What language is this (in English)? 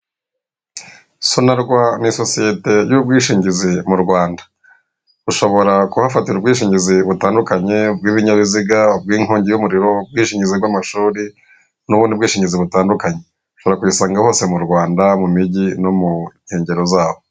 Kinyarwanda